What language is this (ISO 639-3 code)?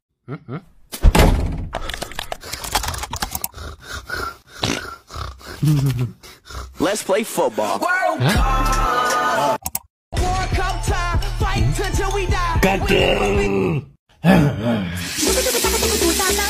eng